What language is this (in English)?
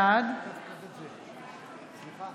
Hebrew